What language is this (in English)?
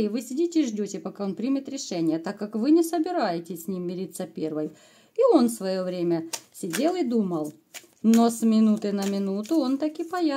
Russian